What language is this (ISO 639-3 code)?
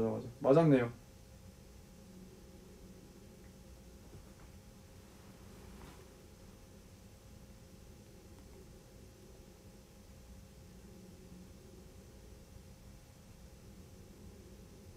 kor